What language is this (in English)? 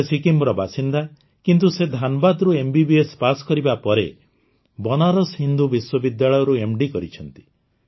Odia